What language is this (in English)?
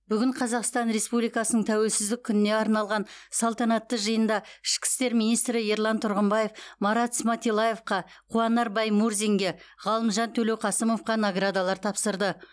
Kazakh